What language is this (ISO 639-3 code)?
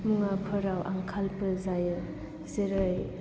brx